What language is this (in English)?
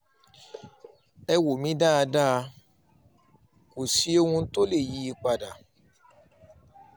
Yoruba